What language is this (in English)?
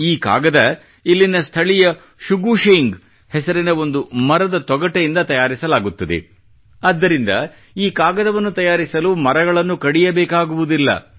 Kannada